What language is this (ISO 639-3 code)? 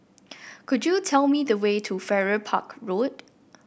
eng